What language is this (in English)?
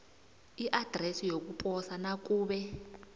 South Ndebele